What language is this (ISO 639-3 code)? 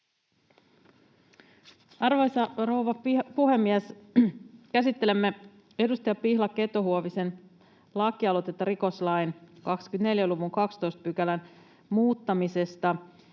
fin